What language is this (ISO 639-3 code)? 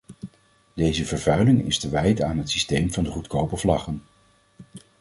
nld